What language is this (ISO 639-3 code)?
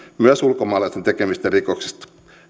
fin